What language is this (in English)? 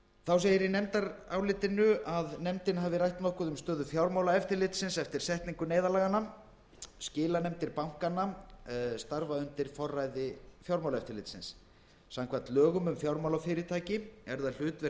Icelandic